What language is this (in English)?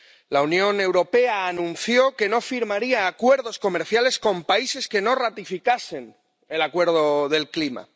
Spanish